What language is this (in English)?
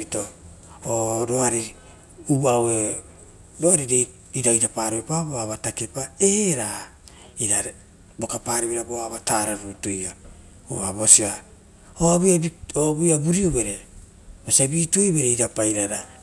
Rotokas